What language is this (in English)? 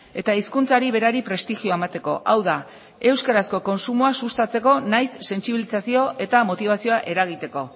Basque